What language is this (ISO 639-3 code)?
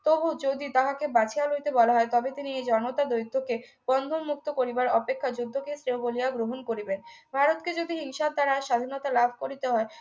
ben